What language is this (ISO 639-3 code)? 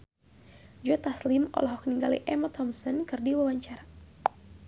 sun